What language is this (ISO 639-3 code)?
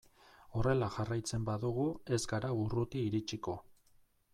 eus